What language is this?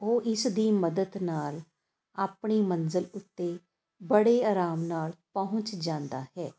Punjabi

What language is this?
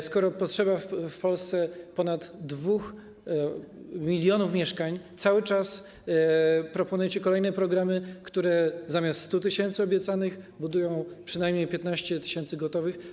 Polish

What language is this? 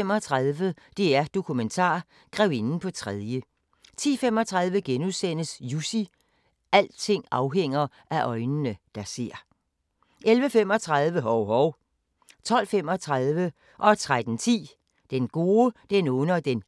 Danish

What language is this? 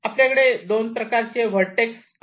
Marathi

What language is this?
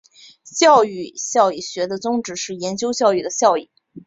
Chinese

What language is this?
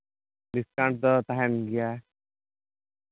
Santali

